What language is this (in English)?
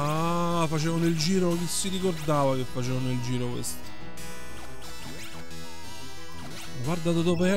Italian